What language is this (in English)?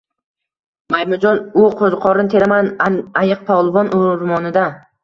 Uzbek